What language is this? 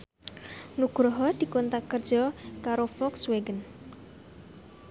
Javanese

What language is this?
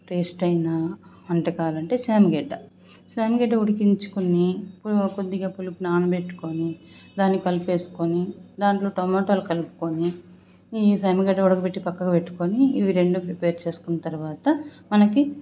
Telugu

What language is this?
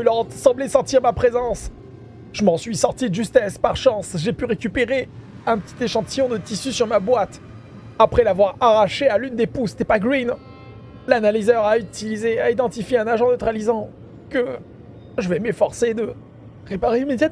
French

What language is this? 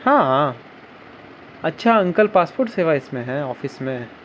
Urdu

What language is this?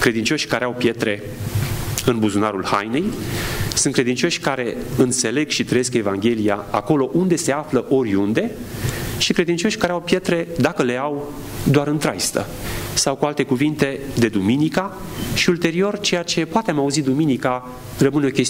Romanian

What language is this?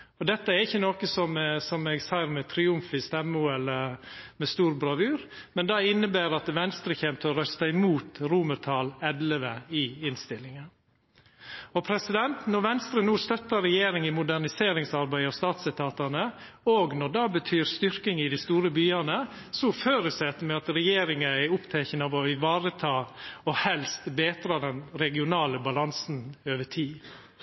Norwegian Nynorsk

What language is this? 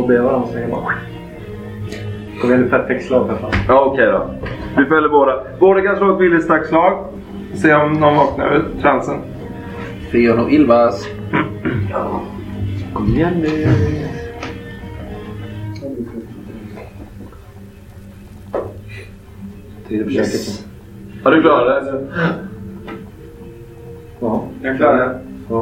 Swedish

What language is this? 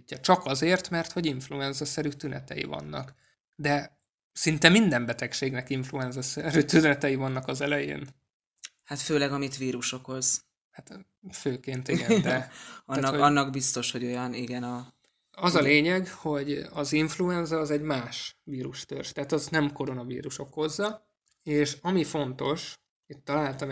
Hungarian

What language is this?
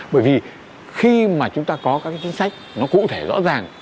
Vietnamese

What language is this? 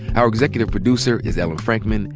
English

